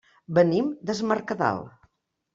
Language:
Catalan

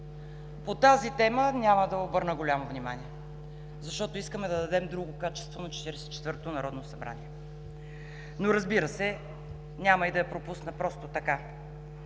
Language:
Bulgarian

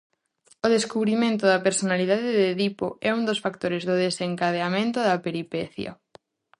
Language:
Galician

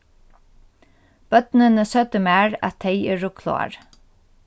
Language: Faroese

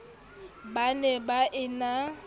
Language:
Southern Sotho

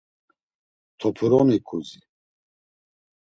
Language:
Laz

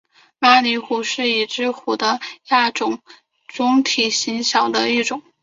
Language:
Chinese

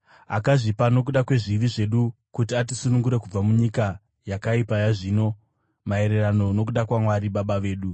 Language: Shona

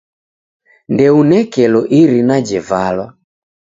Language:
Taita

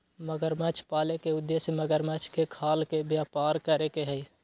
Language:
Magahi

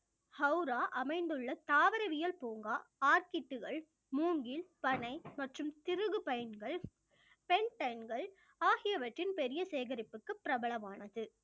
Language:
Tamil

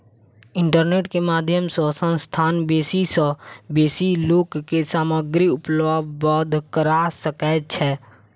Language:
Maithili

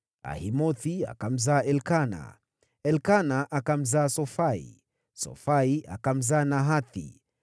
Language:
Swahili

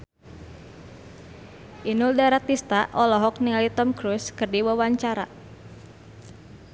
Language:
Sundanese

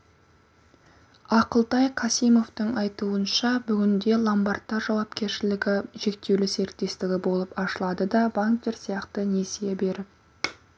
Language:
Kazakh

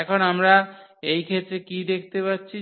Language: Bangla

